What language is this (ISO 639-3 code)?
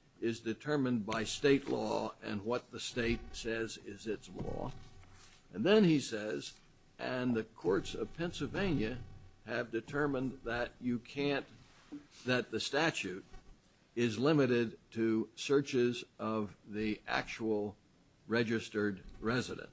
eng